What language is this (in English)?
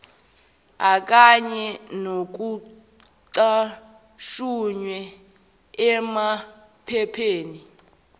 Zulu